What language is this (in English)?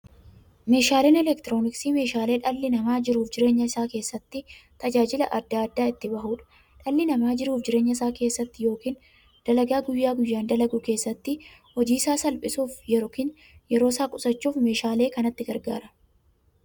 Oromo